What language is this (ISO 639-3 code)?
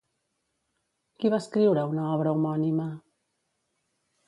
cat